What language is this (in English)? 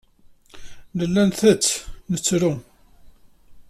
Kabyle